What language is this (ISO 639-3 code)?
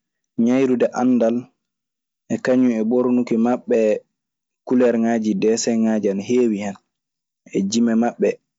ffm